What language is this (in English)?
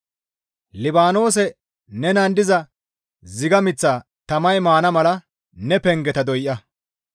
Gamo